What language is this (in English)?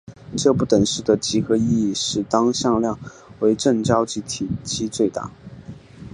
Chinese